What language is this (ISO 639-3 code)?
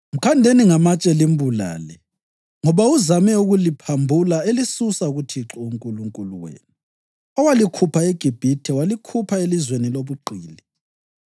nde